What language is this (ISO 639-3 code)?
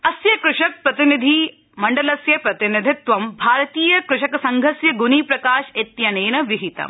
san